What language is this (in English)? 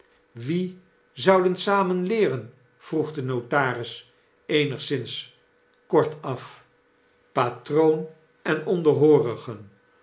Dutch